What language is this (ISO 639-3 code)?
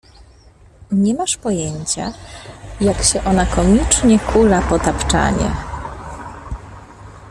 pol